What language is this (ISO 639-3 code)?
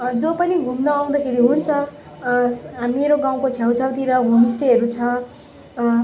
nep